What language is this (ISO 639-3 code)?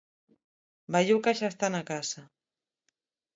glg